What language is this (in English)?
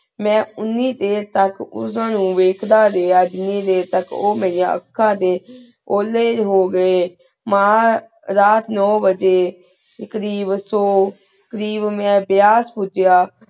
Punjabi